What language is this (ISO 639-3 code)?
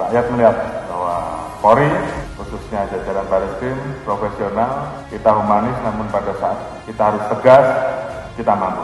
ind